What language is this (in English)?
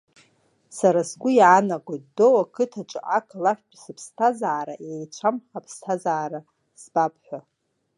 Abkhazian